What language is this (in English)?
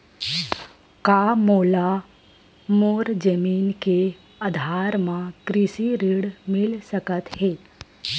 Chhattisgarhi